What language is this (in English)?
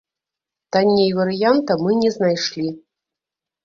Belarusian